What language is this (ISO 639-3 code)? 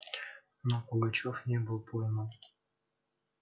rus